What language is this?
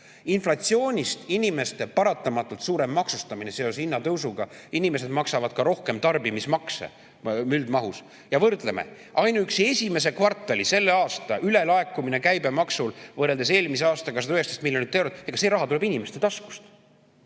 Estonian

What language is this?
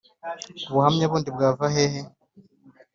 Kinyarwanda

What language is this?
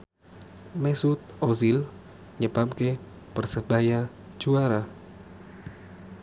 Javanese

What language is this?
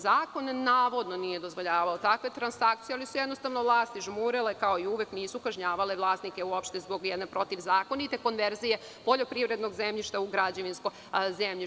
Serbian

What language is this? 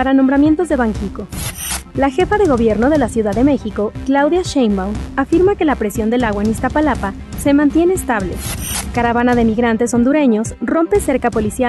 Spanish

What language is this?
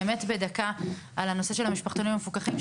Hebrew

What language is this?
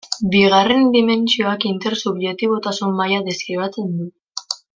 Basque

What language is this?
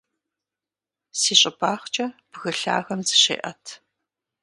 Kabardian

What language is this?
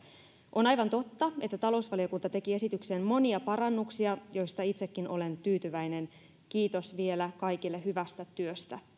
Finnish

